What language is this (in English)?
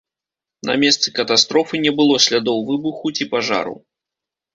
Belarusian